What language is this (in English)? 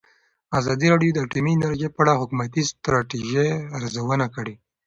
Pashto